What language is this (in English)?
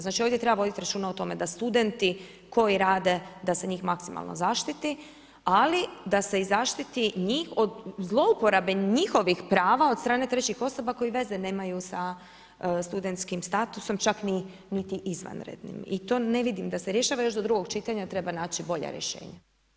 Croatian